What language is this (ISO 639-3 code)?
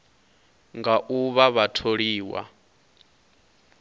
ven